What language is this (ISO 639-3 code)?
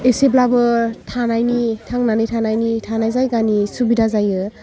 brx